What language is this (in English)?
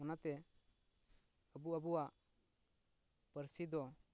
Santali